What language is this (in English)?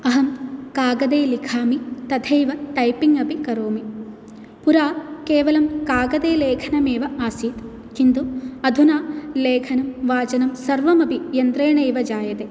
Sanskrit